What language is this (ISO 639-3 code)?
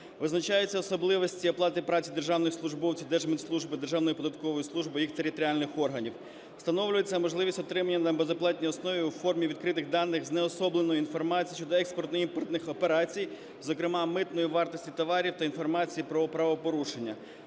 ukr